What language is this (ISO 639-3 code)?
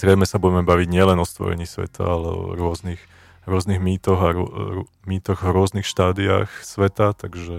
slk